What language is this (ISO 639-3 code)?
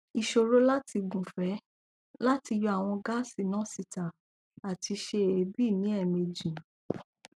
yor